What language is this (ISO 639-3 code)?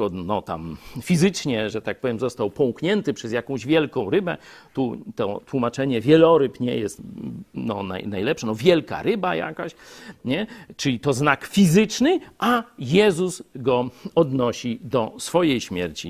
pol